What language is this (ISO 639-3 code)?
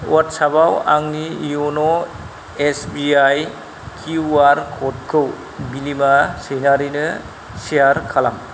brx